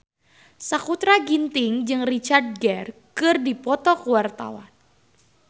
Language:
Sundanese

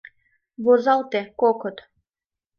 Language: Mari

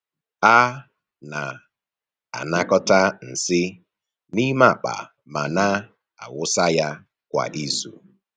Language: Igbo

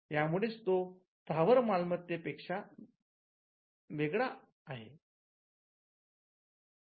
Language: Marathi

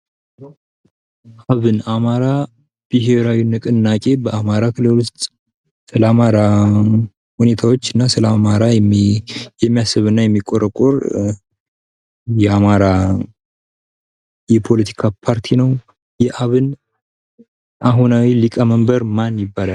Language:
Amharic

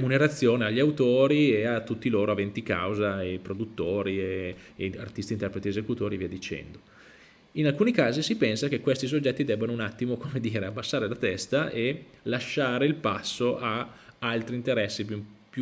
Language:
Italian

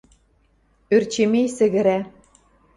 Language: Western Mari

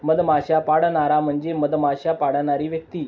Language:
Marathi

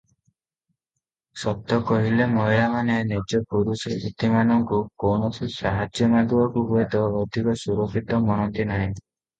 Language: Odia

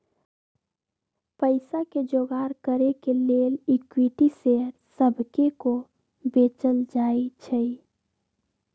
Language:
Magahi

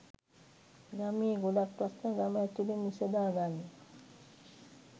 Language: Sinhala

